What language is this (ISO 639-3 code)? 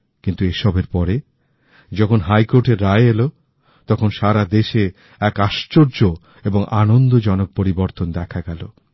ben